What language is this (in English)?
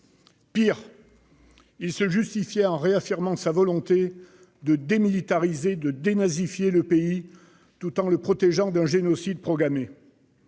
French